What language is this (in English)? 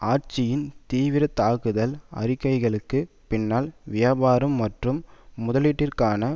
Tamil